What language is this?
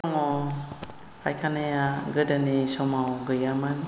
Bodo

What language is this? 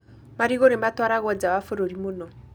Kikuyu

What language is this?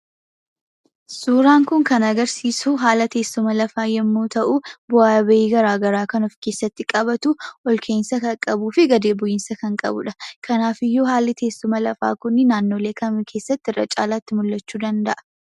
Oromo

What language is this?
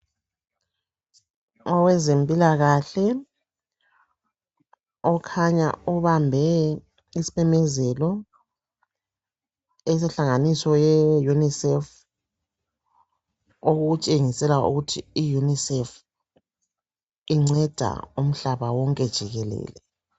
North Ndebele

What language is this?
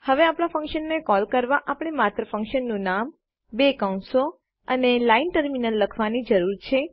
Gujarati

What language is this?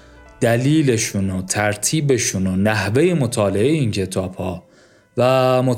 Persian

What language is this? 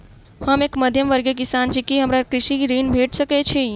Maithili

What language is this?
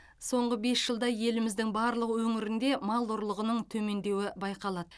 Kazakh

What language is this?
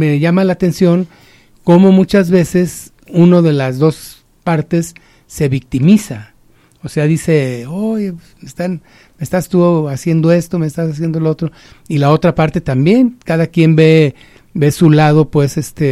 Spanish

